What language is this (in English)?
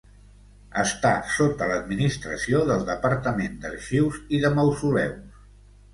Catalan